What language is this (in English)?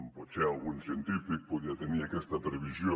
Catalan